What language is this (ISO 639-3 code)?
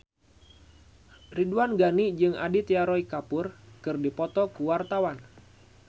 sun